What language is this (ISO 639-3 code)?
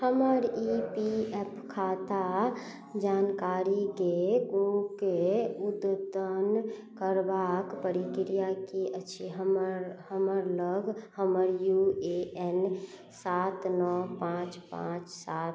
mai